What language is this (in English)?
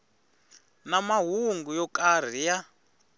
Tsonga